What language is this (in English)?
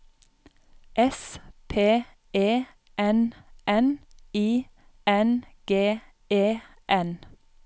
Norwegian